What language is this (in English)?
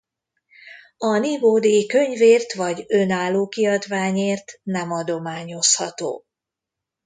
Hungarian